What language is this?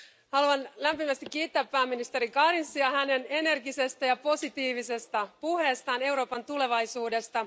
Finnish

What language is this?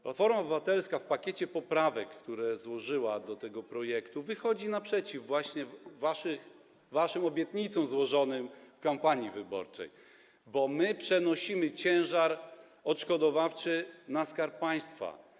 Polish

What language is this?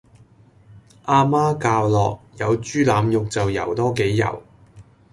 Cantonese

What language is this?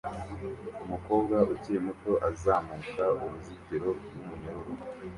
Kinyarwanda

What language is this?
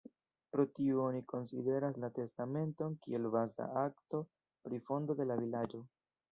Esperanto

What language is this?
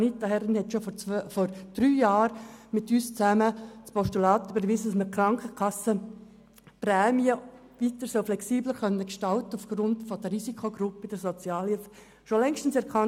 Swiss German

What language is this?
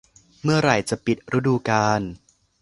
Thai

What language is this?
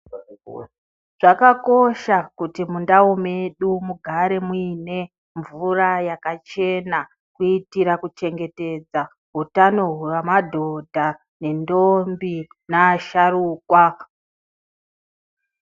Ndau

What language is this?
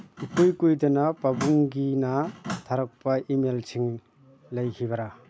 Manipuri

